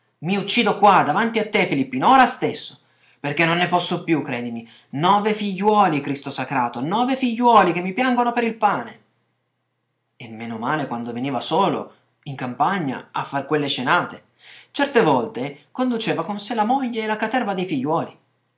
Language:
Italian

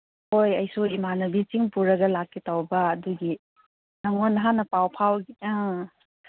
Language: Manipuri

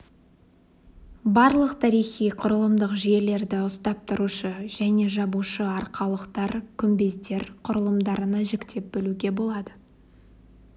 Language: Kazakh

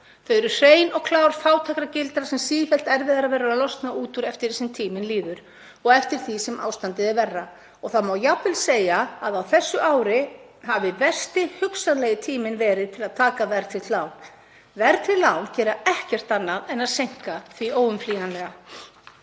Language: Icelandic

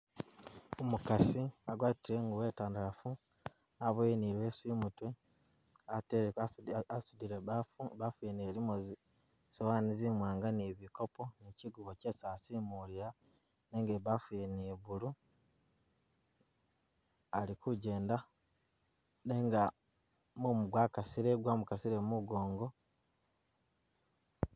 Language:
Masaaba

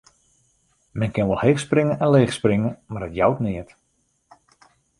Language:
Western Frisian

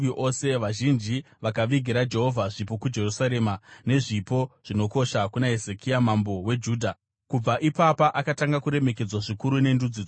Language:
Shona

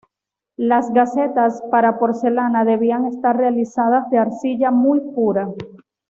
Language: Spanish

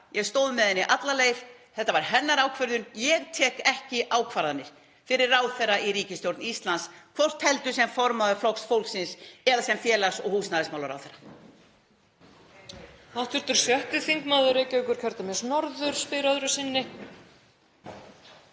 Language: Icelandic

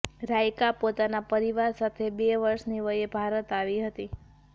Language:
Gujarati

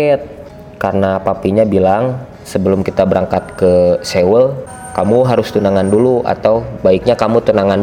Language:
Indonesian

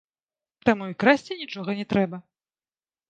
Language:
Belarusian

